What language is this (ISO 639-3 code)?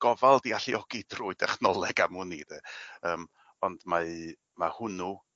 cym